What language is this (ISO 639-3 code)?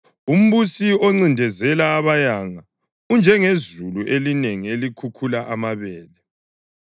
nde